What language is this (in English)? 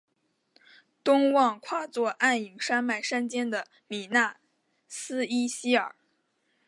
Chinese